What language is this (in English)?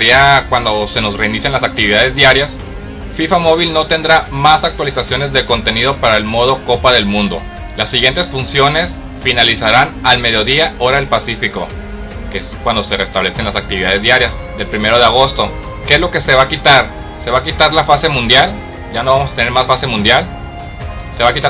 Spanish